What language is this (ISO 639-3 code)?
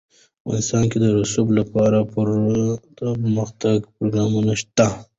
pus